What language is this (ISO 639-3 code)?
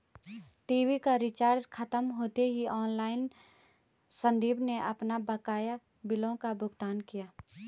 hin